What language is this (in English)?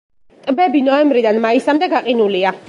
Georgian